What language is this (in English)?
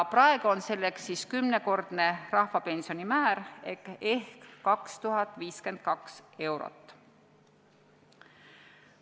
Estonian